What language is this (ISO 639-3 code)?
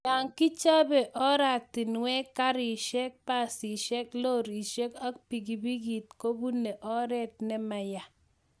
kln